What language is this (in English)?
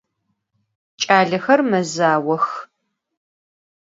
Adyghe